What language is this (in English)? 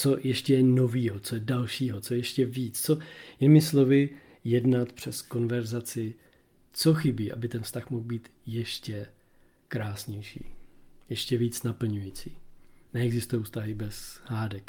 Czech